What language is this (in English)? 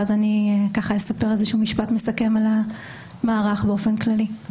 Hebrew